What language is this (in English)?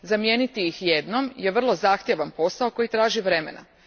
Croatian